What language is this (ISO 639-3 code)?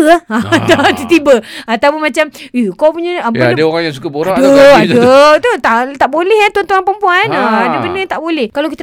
msa